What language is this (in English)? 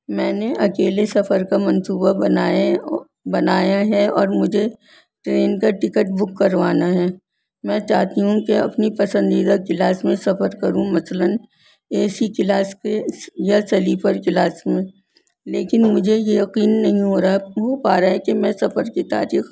Urdu